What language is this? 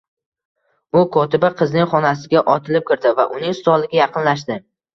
Uzbek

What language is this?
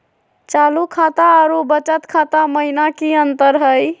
Magahi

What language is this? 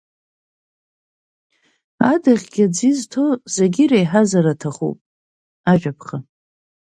Abkhazian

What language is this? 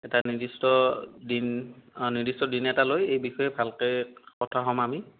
Assamese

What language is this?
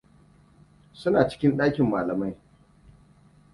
Hausa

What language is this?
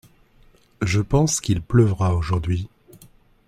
French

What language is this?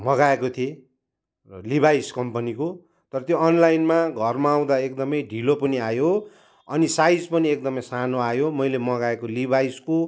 Nepali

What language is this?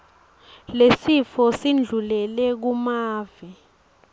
Swati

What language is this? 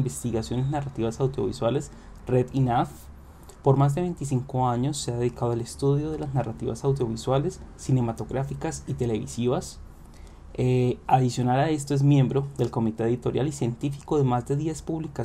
Spanish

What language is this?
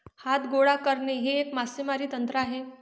Marathi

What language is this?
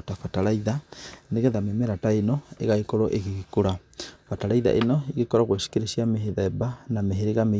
Kikuyu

